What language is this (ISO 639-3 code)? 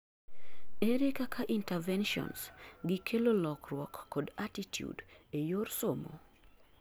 luo